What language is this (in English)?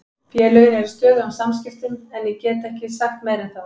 Icelandic